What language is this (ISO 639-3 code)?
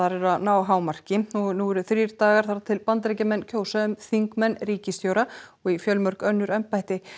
isl